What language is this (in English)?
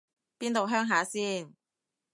Cantonese